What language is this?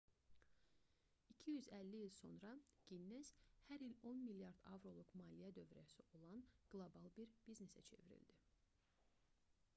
Azerbaijani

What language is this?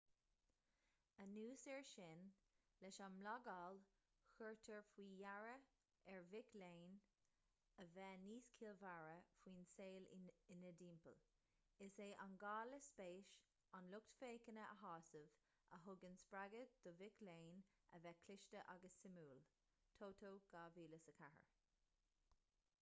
Irish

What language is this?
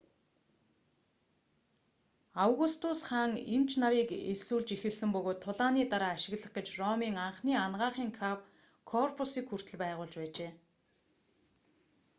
Mongolian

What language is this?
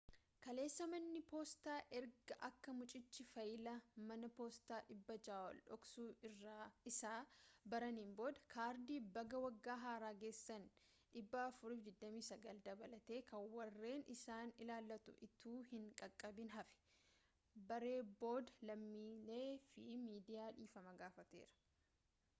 Oromo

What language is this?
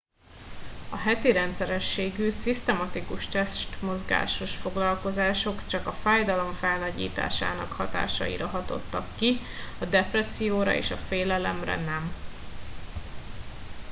Hungarian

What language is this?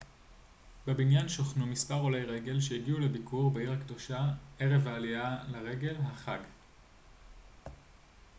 Hebrew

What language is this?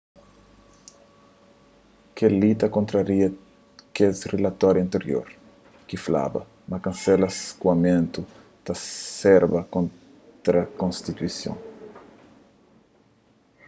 Kabuverdianu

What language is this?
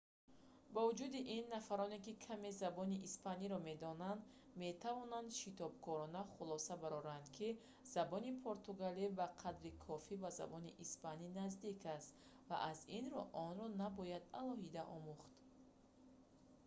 Tajik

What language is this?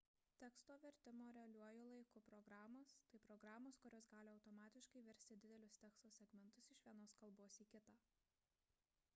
Lithuanian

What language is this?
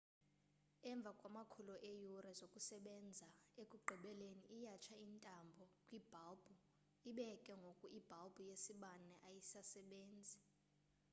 Xhosa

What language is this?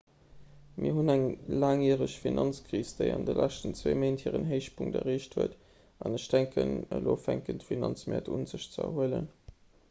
Luxembourgish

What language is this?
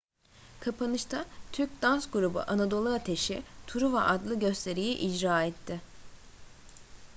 Turkish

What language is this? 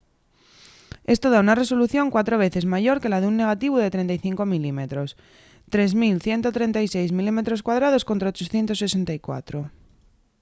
Asturian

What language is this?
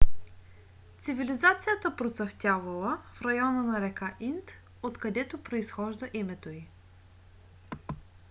Bulgarian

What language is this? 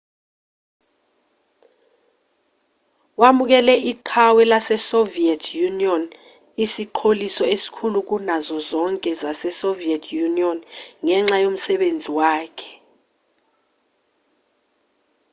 Zulu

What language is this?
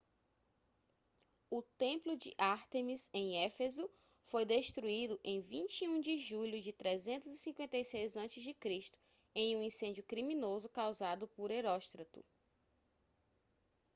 Portuguese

